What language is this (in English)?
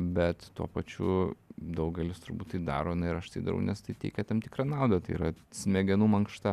Lithuanian